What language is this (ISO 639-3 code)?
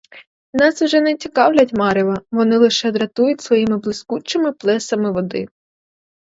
ukr